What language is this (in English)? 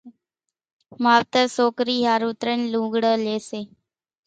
Kachi Koli